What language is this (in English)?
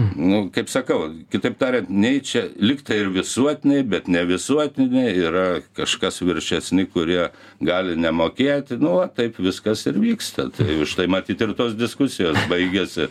Lithuanian